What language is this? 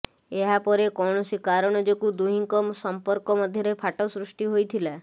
Odia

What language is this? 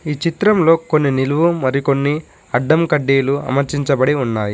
Telugu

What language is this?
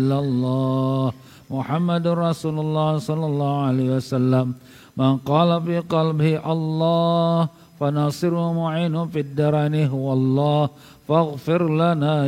Malay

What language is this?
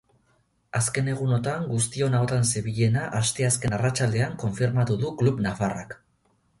Basque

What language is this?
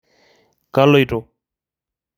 Masai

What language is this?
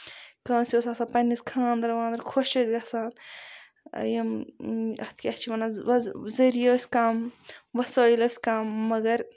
Kashmiri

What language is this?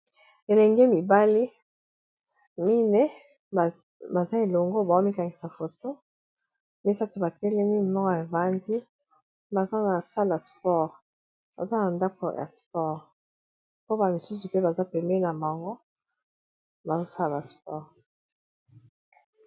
Lingala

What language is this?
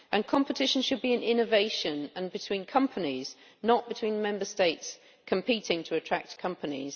English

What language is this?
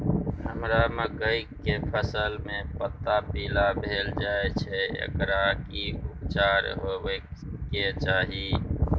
Maithili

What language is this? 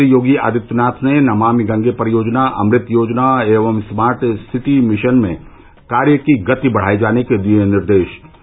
Hindi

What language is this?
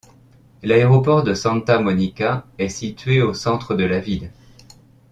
French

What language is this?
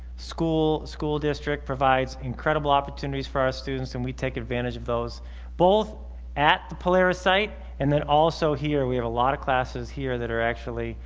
English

